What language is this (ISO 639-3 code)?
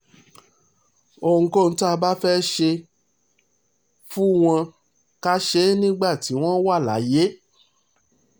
yor